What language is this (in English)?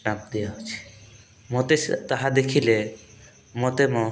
Odia